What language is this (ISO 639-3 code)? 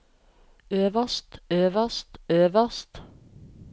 nor